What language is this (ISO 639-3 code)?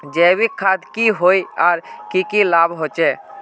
mag